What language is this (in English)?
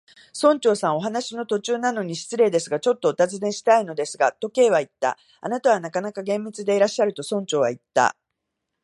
Japanese